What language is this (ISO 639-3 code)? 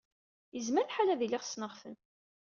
kab